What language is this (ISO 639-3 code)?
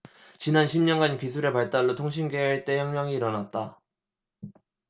kor